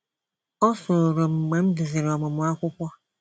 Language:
Igbo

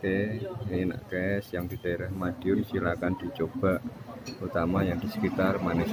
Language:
Indonesian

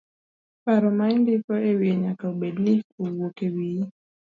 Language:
Luo (Kenya and Tanzania)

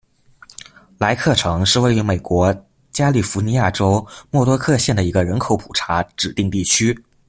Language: Chinese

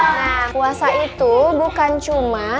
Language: Indonesian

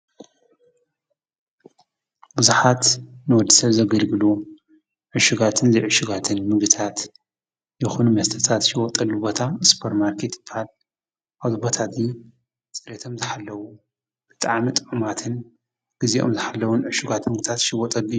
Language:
Tigrinya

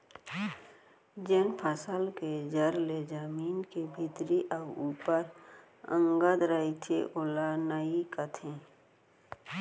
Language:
Chhattisgarhi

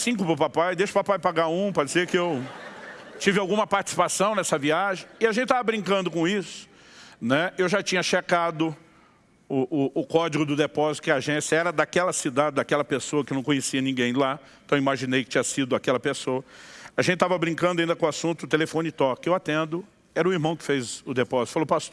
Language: Portuguese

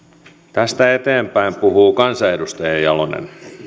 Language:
Finnish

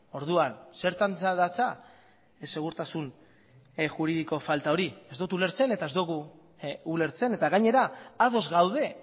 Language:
Basque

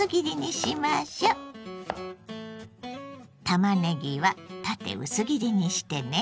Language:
Japanese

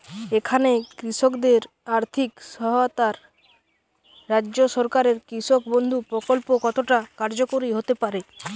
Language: Bangla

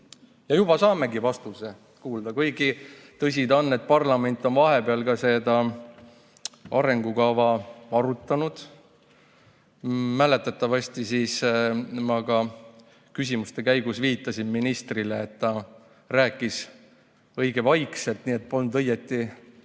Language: Estonian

